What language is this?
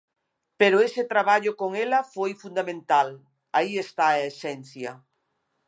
Galician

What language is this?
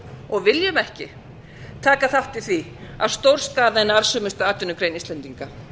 Icelandic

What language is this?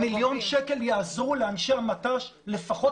Hebrew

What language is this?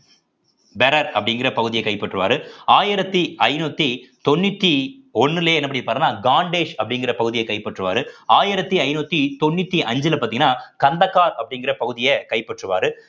Tamil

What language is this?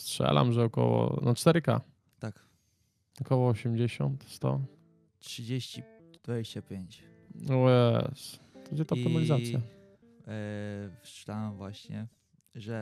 Polish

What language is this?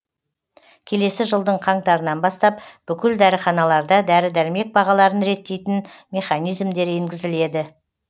Kazakh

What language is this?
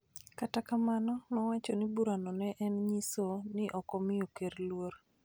Luo (Kenya and Tanzania)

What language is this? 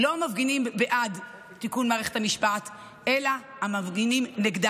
Hebrew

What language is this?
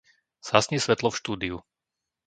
Slovak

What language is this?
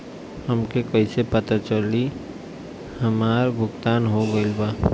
Bhojpuri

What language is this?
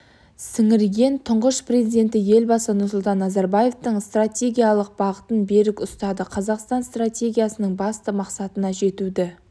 Kazakh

